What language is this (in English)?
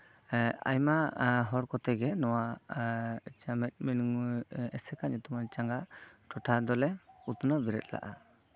Santali